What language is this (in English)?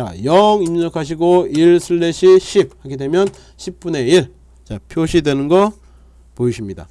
Korean